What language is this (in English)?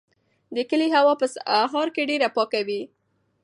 Pashto